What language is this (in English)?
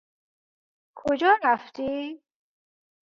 Persian